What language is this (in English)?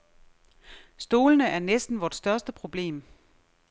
Danish